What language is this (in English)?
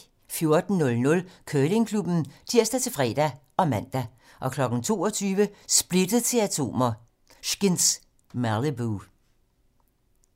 Danish